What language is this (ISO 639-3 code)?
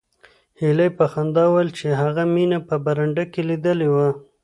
pus